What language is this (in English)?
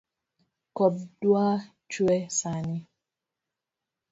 Luo (Kenya and Tanzania)